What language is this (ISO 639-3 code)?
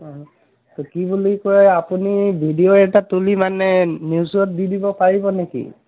asm